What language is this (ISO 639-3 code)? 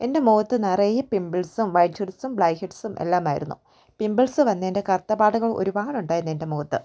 mal